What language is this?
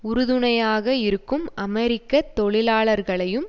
Tamil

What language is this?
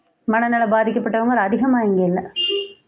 Tamil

